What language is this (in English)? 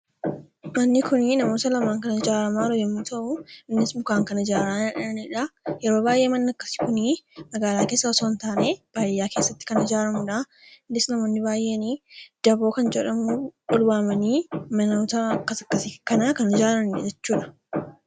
Oromo